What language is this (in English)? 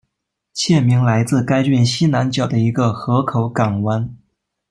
Chinese